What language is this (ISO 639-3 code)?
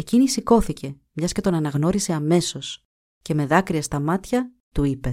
ell